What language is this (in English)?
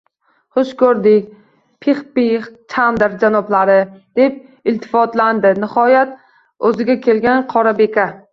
Uzbek